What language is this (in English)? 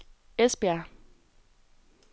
Danish